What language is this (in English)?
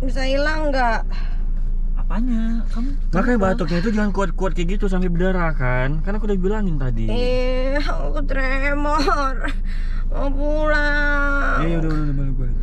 Indonesian